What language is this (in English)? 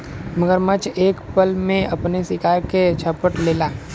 Bhojpuri